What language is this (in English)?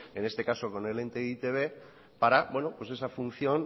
Spanish